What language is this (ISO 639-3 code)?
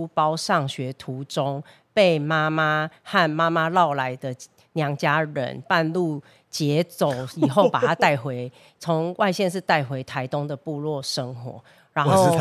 zho